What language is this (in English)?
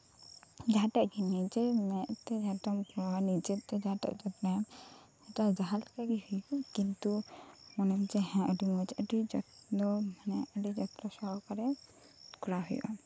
Santali